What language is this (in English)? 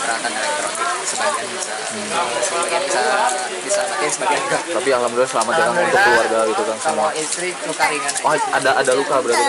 Indonesian